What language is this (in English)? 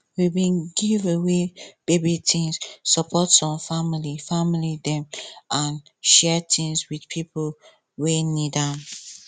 Nigerian Pidgin